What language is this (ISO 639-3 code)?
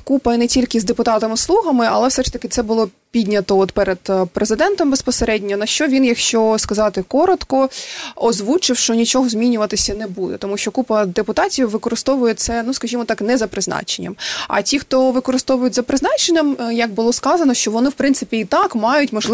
ukr